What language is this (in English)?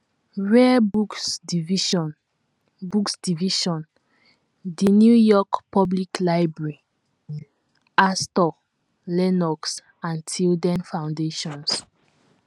Igbo